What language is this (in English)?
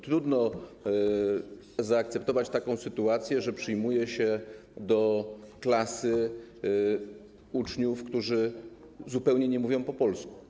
Polish